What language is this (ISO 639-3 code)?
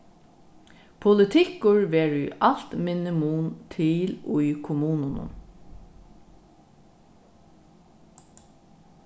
fao